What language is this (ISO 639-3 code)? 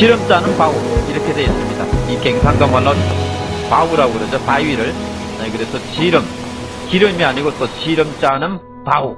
kor